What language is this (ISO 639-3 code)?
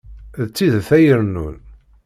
kab